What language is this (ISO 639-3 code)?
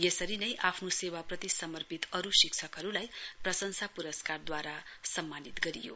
nep